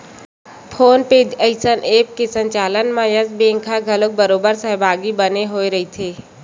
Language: Chhattisgarhi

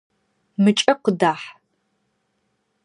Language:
Adyghe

